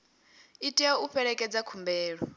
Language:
Venda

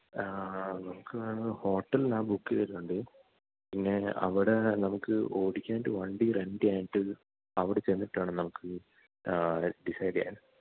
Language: Malayalam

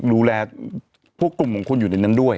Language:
Thai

